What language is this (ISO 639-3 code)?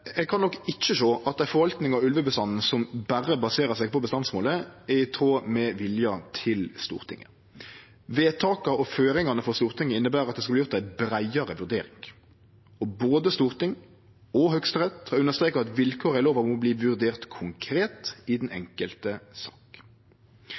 nno